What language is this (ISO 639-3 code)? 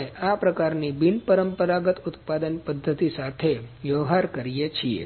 guj